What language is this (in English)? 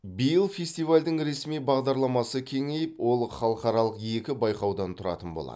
Kazakh